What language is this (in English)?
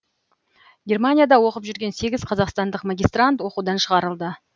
Kazakh